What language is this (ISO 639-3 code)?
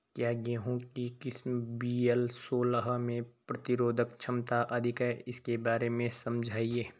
hin